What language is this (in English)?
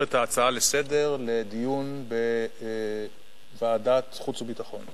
Hebrew